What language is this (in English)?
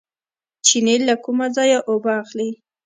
Pashto